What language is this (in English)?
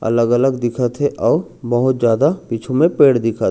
Chhattisgarhi